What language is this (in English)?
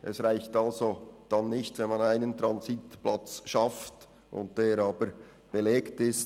Swiss German